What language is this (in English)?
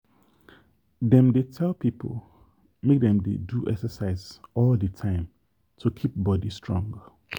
Nigerian Pidgin